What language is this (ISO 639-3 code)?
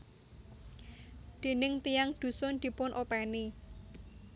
jav